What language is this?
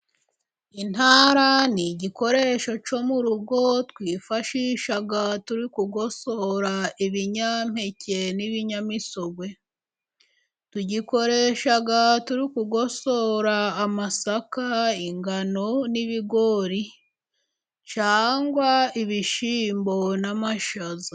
Kinyarwanda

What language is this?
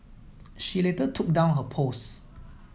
English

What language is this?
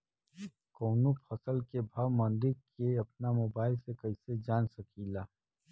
Bhojpuri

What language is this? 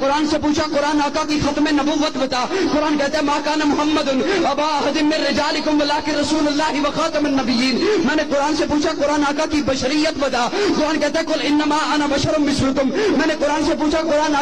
Arabic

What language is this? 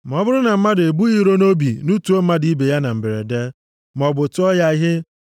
Igbo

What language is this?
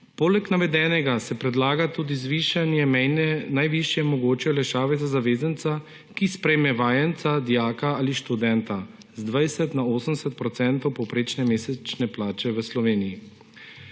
Slovenian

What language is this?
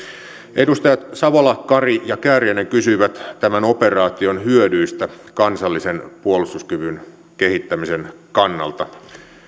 Finnish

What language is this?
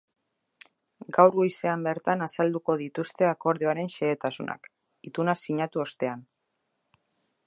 Basque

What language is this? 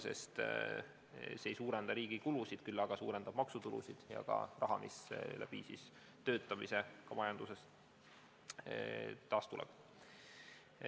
Estonian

